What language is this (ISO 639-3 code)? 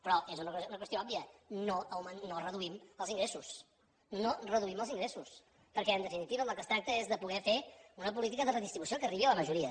cat